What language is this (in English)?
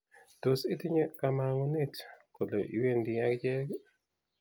Kalenjin